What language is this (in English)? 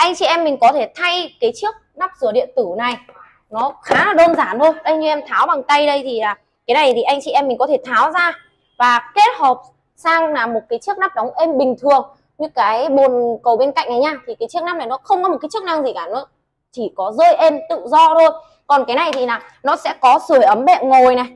Vietnamese